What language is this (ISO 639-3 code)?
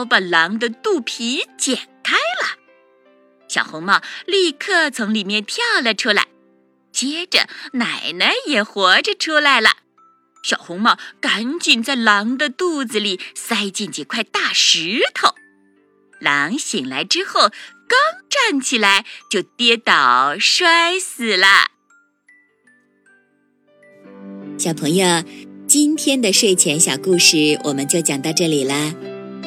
zho